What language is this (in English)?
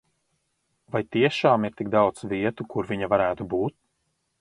Latvian